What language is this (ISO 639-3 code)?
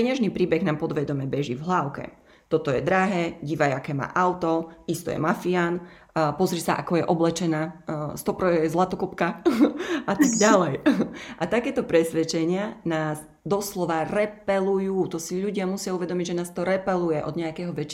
slk